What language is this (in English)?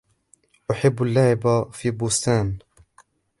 Arabic